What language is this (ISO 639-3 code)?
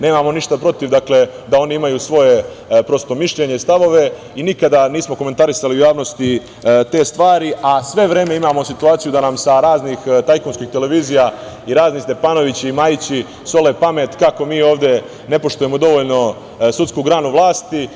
srp